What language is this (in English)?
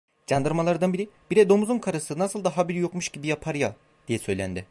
Turkish